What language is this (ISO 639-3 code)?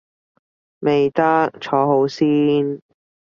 yue